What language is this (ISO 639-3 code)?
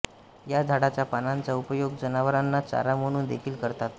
mar